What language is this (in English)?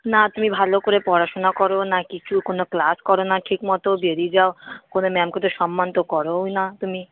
Bangla